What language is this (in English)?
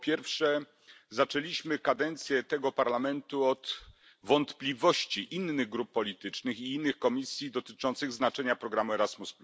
Polish